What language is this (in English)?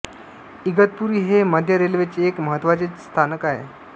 Marathi